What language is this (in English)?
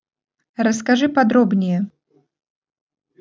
Russian